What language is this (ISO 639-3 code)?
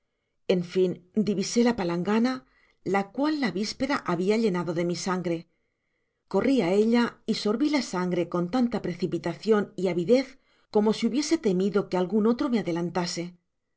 spa